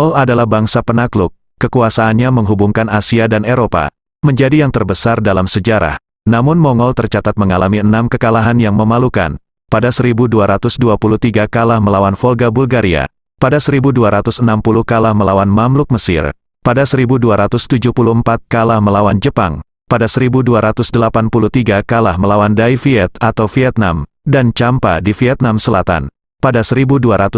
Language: Indonesian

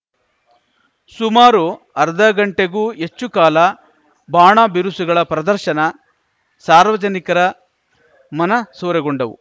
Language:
Kannada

